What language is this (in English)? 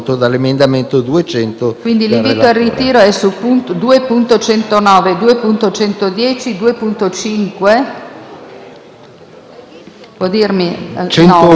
Italian